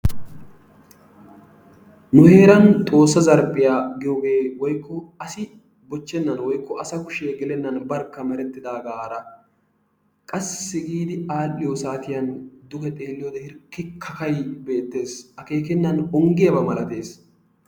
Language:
Wolaytta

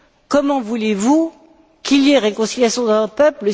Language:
French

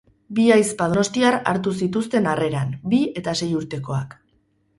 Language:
Basque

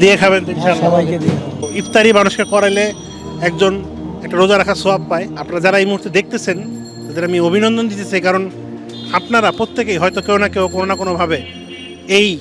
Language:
Turkish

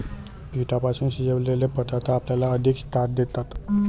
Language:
Marathi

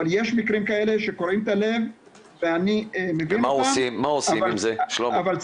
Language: Hebrew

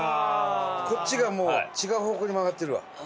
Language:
Japanese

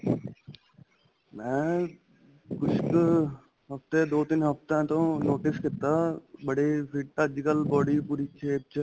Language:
Punjabi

